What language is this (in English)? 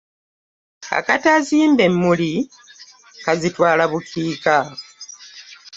Ganda